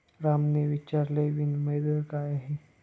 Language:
Marathi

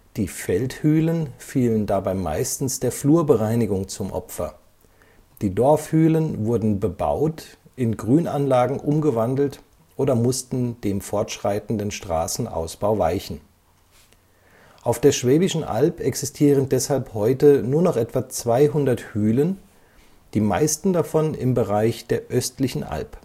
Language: German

